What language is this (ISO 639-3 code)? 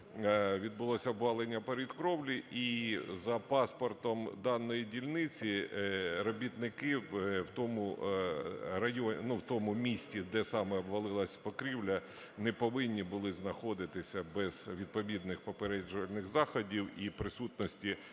ukr